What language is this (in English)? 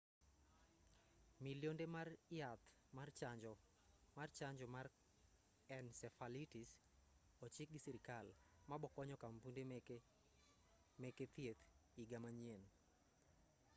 Luo (Kenya and Tanzania)